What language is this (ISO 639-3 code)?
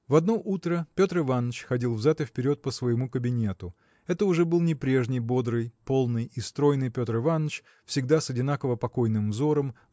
rus